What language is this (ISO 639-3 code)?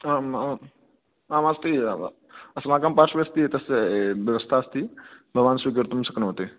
san